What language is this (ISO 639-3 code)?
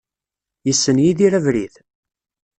kab